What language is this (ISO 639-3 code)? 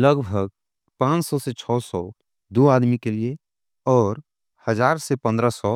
anp